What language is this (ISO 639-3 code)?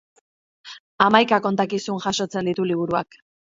eus